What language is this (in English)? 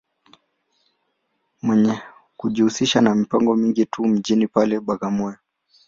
Swahili